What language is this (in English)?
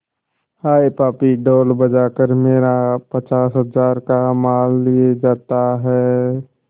Hindi